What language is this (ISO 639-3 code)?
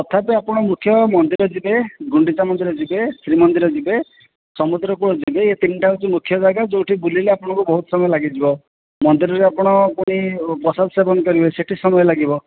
ori